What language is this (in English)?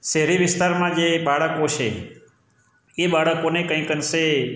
Gujarati